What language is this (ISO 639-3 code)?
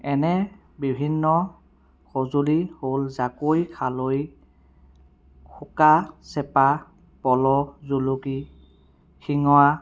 asm